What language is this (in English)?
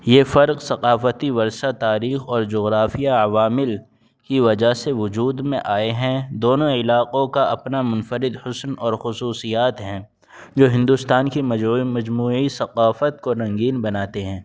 Urdu